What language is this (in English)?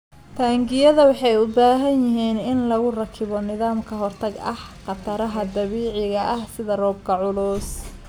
Somali